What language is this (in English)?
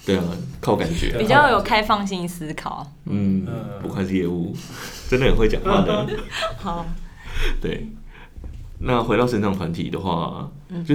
Chinese